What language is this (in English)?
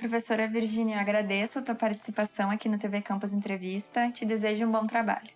Portuguese